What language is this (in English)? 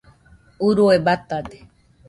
Nüpode Huitoto